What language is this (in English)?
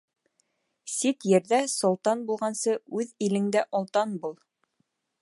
Bashkir